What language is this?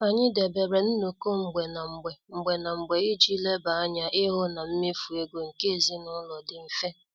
Igbo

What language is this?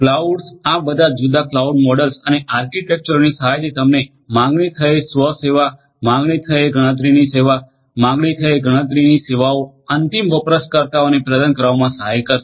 Gujarati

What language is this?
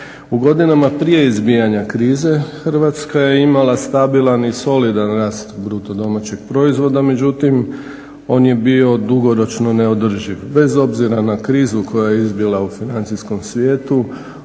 Croatian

